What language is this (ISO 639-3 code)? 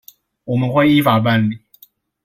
zho